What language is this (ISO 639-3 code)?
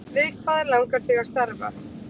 isl